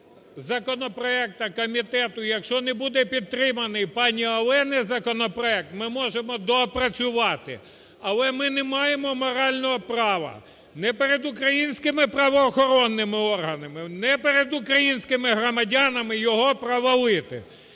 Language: Ukrainian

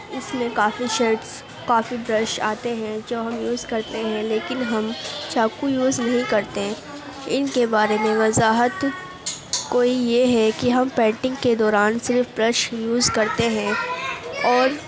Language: Urdu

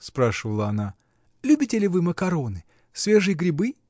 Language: Russian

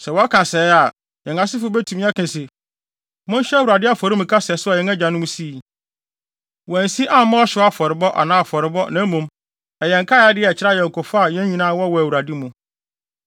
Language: Akan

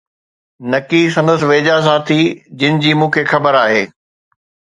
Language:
Sindhi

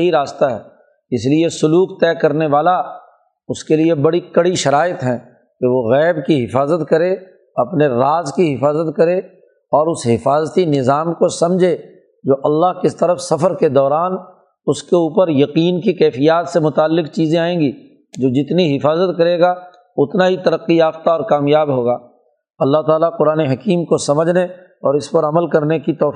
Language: Urdu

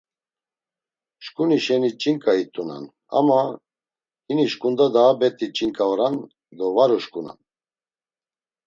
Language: Laz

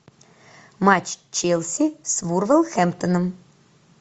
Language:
Russian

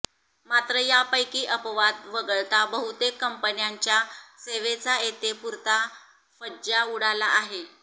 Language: Marathi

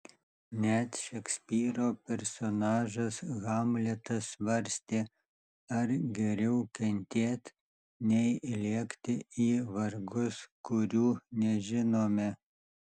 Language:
Lithuanian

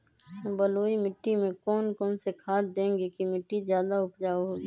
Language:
Magahi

